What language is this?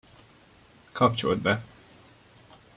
Hungarian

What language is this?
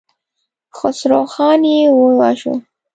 Pashto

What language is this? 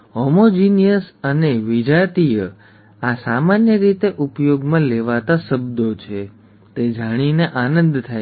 Gujarati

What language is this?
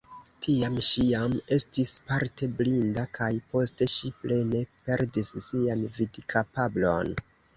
Esperanto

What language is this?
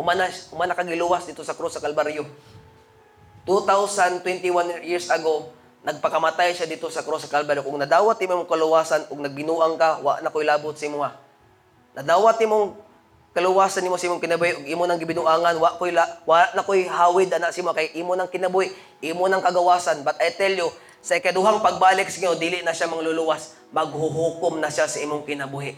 Filipino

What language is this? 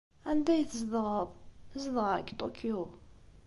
Kabyle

